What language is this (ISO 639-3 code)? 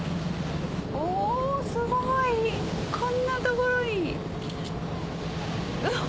jpn